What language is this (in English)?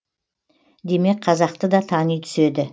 Kazakh